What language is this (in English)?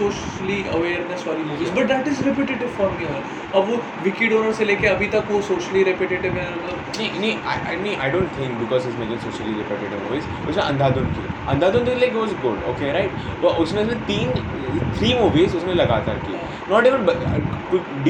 Hindi